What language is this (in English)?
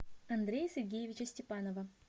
Russian